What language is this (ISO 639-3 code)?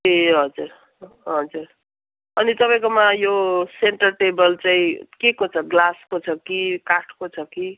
nep